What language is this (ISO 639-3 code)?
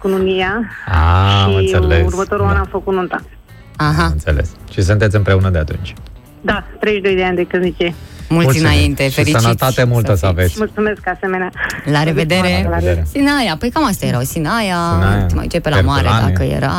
ron